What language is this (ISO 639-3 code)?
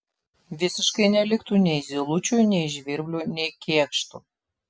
lit